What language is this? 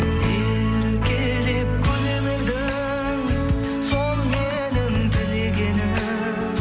Kazakh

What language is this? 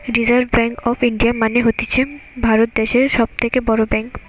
Bangla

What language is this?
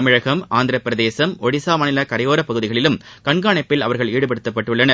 Tamil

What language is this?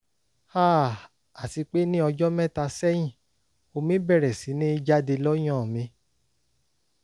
Yoruba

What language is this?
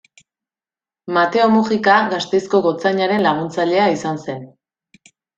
Basque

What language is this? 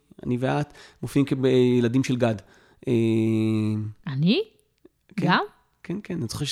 Hebrew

